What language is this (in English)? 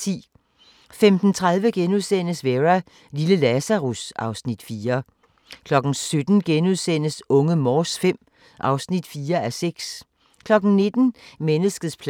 Danish